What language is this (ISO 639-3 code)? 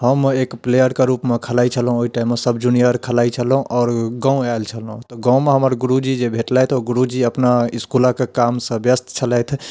mai